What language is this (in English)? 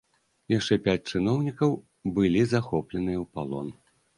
Belarusian